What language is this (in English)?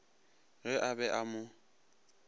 Northern Sotho